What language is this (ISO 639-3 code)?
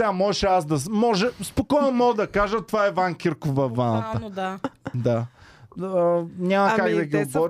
bul